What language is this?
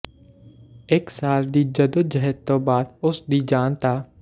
Punjabi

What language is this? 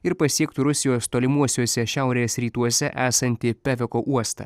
Lithuanian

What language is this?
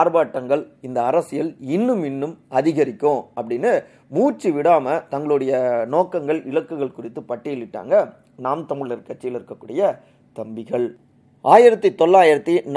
Tamil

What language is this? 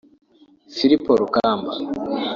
Kinyarwanda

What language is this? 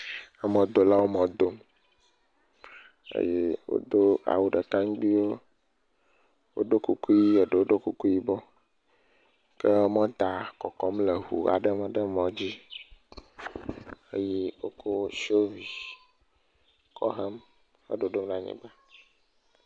Ewe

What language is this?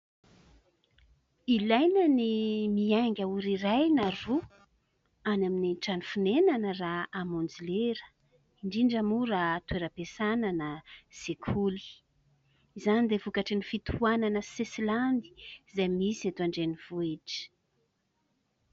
Malagasy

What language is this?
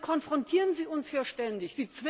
German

